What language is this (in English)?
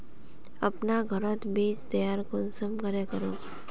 Magahi